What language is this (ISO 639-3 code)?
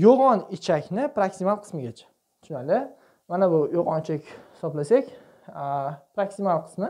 tur